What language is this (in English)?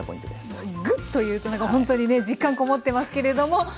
Japanese